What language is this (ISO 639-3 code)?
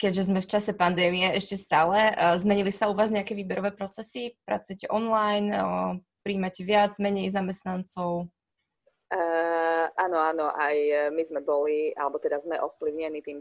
slk